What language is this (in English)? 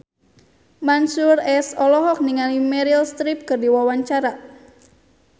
Sundanese